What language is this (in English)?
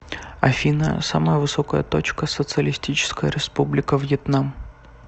Russian